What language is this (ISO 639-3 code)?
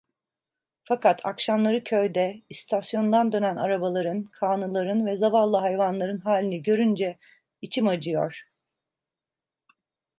tur